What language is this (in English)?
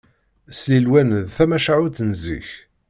Kabyle